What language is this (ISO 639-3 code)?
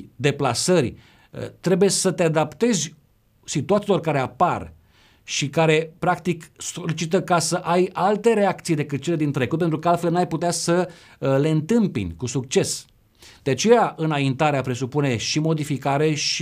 ron